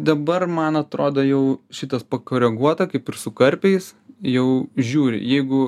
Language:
Lithuanian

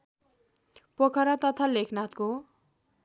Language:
Nepali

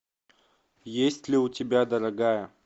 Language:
Russian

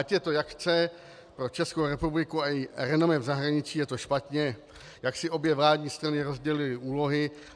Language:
Czech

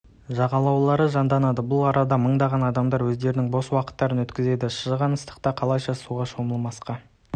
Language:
Kazakh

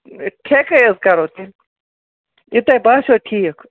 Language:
Kashmiri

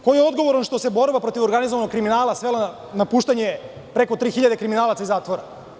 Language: Serbian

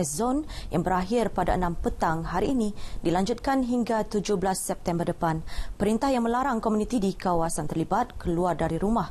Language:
Malay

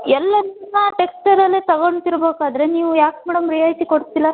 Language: Kannada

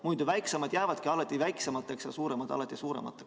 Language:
Estonian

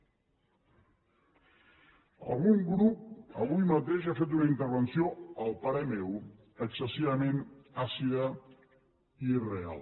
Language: Catalan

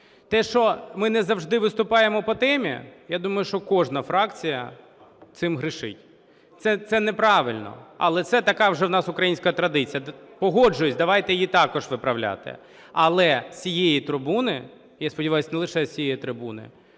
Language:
Ukrainian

